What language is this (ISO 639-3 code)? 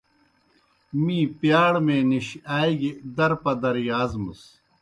plk